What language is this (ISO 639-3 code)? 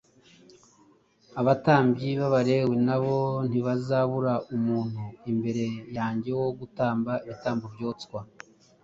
kin